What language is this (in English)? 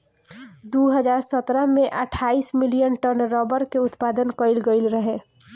Bhojpuri